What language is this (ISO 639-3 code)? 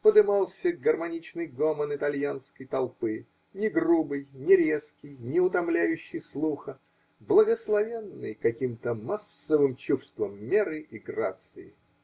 rus